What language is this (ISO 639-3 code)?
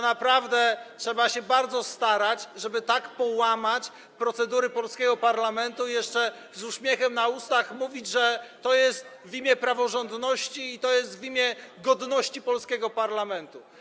pol